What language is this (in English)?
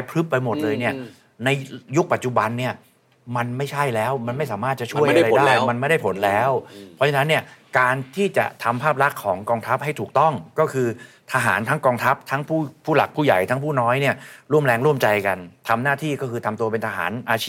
Thai